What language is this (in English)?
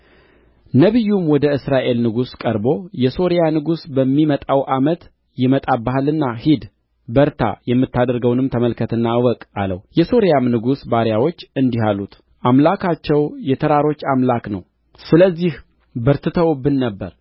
Amharic